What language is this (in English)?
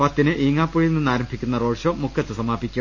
Malayalam